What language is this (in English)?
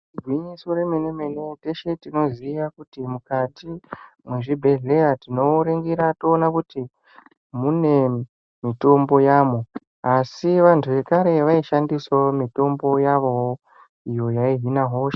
Ndau